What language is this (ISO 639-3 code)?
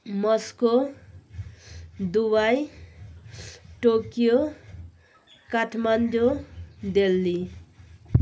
nep